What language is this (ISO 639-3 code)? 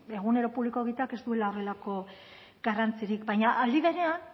eus